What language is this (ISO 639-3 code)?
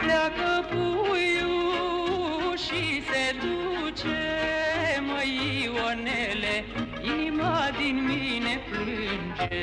ron